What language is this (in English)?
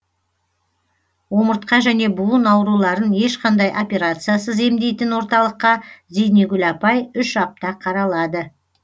Kazakh